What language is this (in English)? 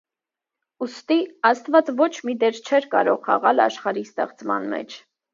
Armenian